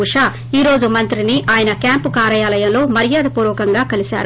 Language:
Telugu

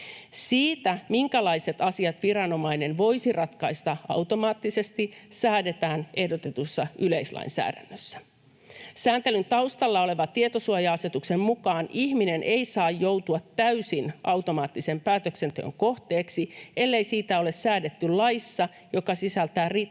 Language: Finnish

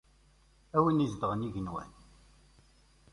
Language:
Kabyle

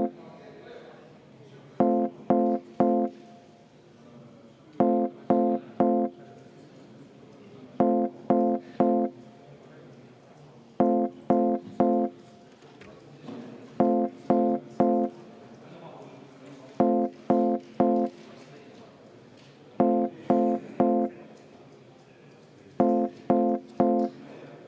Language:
Estonian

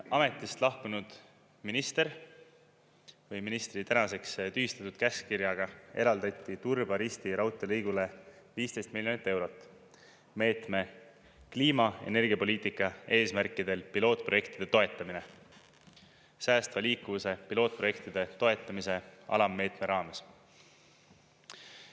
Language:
Estonian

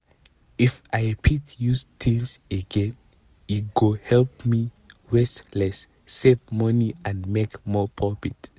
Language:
Nigerian Pidgin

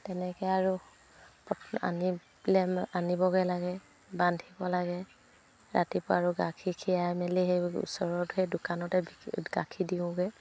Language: Assamese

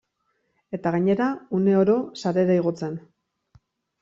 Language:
Basque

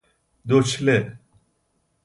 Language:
Persian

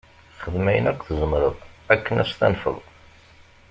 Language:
Kabyle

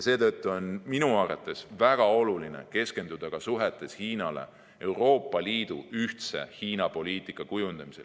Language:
Estonian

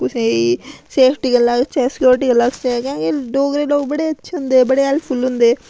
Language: Dogri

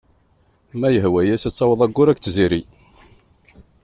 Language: Kabyle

